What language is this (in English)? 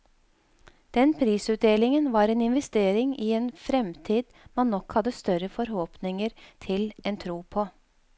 Norwegian